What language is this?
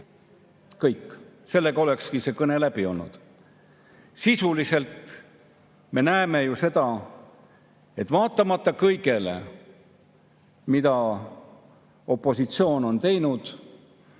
Estonian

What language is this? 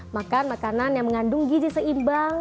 Indonesian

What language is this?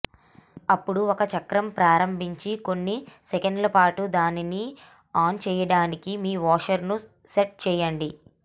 Telugu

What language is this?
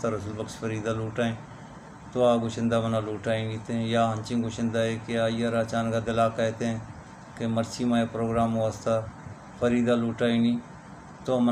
Hindi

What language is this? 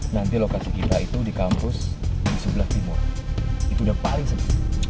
Indonesian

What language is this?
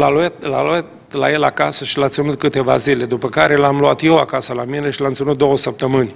Romanian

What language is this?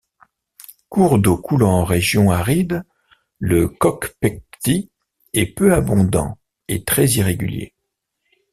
French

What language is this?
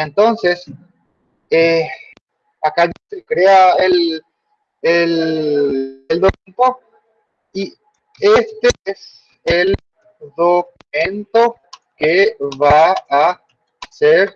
Spanish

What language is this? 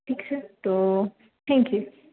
Gujarati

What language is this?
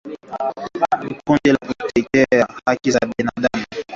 Swahili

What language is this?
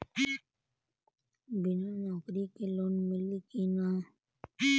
Bhojpuri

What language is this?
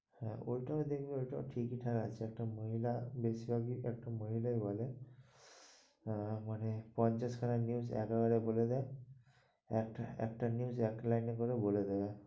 Bangla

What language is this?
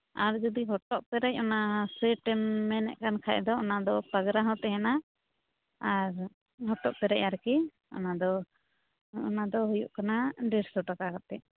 Santali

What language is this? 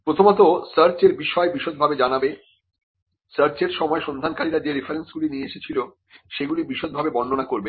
Bangla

